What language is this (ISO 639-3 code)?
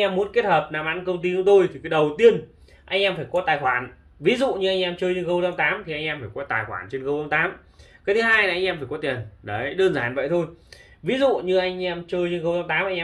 vie